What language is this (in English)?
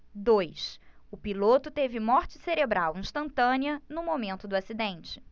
Portuguese